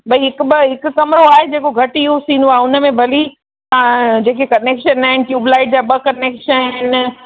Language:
Sindhi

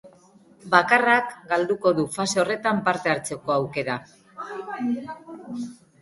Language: Basque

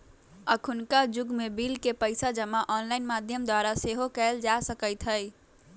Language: Magahi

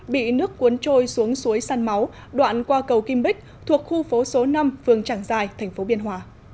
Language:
Vietnamese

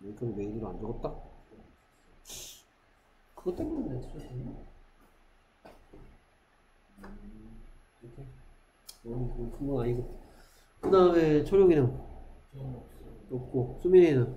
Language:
Korean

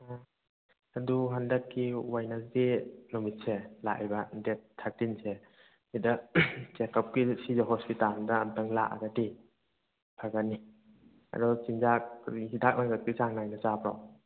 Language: Manipuri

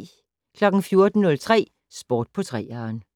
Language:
Danish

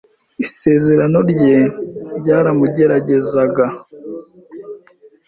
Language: Kinyarwanda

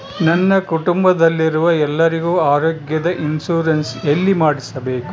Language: Kannada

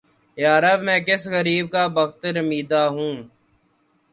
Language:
Urdu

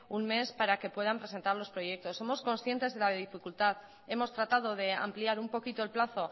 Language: Spanish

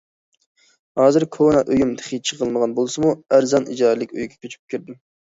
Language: Uyghur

